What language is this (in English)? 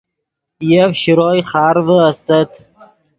Yidgha